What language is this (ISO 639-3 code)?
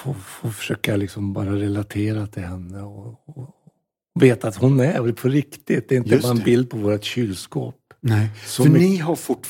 swe